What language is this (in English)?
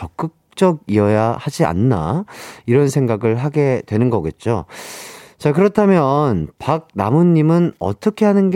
Korean